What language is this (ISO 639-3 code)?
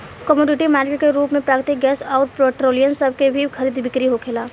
bho